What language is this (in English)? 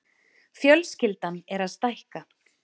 Icelandic